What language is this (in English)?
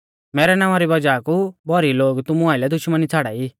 Mahasu Pahari